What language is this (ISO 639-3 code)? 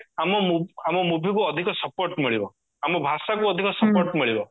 ori